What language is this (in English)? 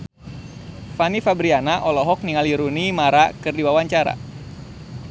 Sundanese